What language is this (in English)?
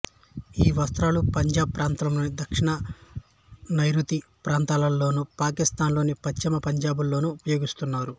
Telugu